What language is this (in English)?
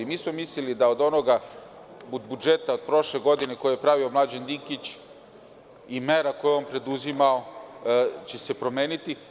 Serbian